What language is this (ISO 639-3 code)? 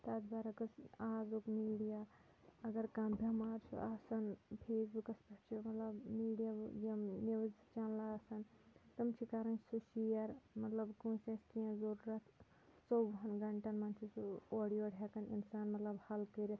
kas